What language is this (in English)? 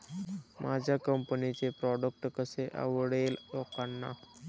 Marathi